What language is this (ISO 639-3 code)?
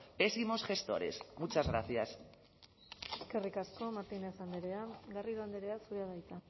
eus